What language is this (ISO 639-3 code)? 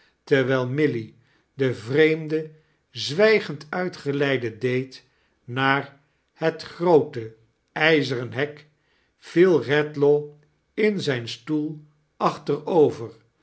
nld